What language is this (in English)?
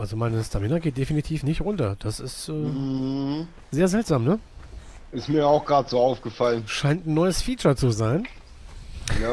German